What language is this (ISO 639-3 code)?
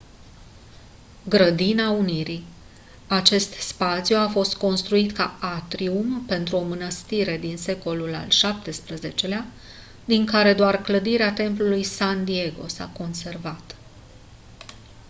ron